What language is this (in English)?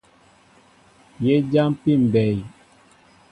Mbo (Cameroon)